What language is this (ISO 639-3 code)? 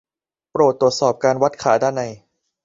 tha